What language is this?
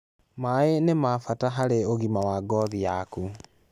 Kikuyu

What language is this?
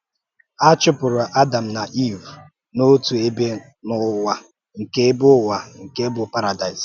Igbo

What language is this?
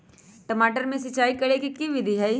Magahi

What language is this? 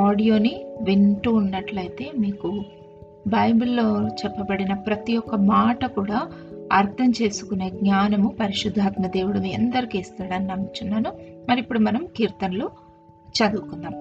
Telugu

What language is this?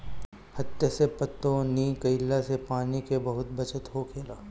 Bhojpuri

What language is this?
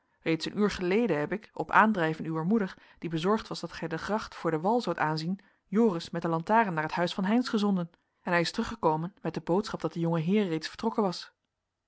Dutch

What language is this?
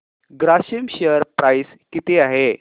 Marathi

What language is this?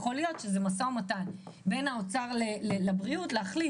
Hebrew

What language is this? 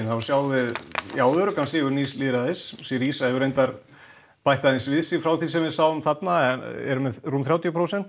Icelandic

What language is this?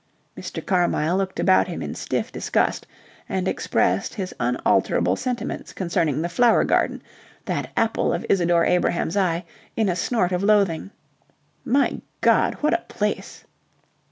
English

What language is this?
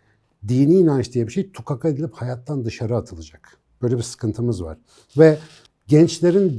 Turkish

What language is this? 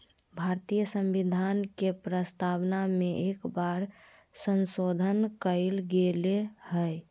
Magahi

